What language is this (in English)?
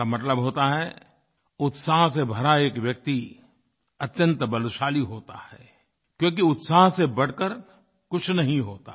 Hindi